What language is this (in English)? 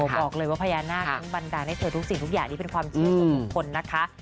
Thai